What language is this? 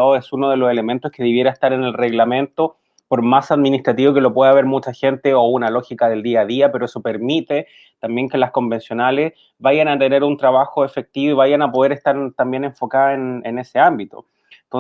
Spanish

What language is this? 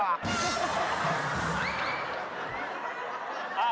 Thai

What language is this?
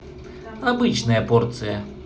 Russian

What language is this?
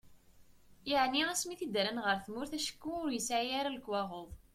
Kabyle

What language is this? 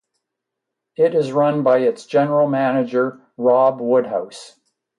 English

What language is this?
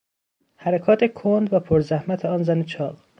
Persian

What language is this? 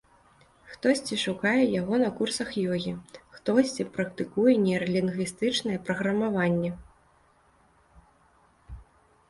Belarusian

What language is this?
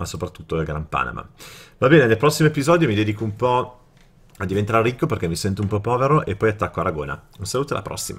Italian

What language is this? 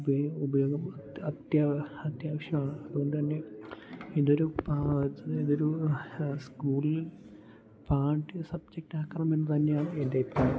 Malayalam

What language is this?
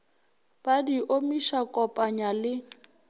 Northern Sotho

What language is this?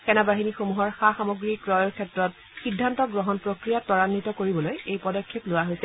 Assamese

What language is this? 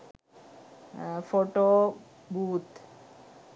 Sinhala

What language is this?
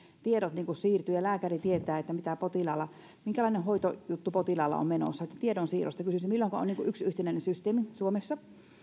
Finnish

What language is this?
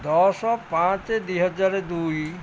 Odia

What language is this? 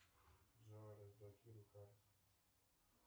Russian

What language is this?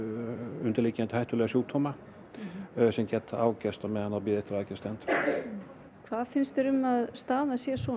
Icelandic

